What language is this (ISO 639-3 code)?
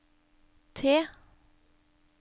nor